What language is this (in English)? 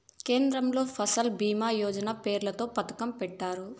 Telugu